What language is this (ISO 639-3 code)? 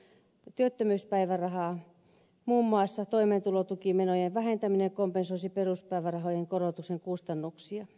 fin